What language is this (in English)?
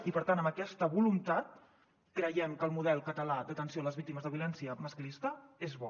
Catalan